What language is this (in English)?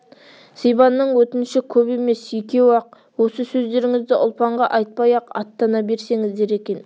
Kazakh